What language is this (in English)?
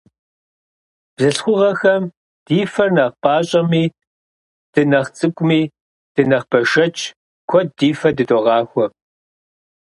Kabardian